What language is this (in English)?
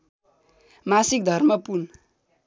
Nepali